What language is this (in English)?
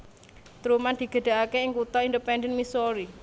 Javanese